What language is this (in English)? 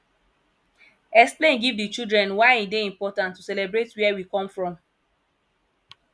Nigerian Pidgin